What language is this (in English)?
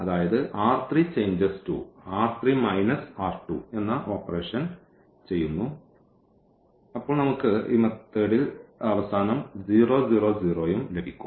Malayalam